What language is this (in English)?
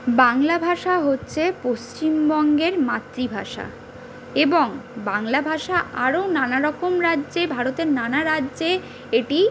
Bangla